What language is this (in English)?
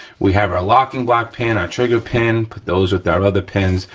English